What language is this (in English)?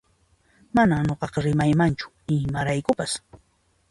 Puno Quechua